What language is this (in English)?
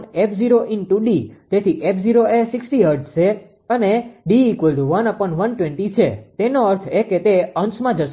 Gujarati